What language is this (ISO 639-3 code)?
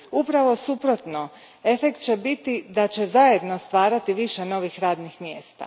hrv